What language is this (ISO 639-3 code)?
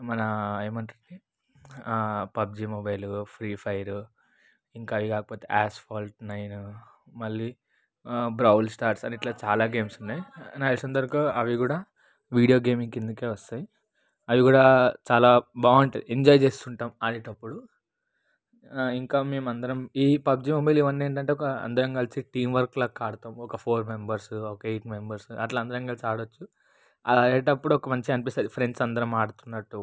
tel